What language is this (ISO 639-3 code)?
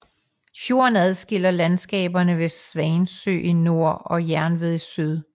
dan